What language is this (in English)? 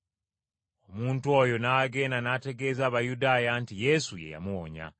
Ganda